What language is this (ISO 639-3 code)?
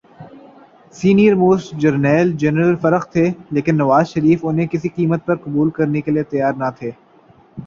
urd